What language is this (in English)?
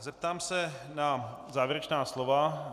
Czech